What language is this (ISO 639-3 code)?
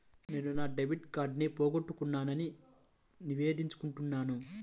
tel